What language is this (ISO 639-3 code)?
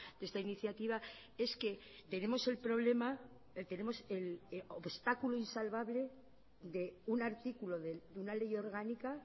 spa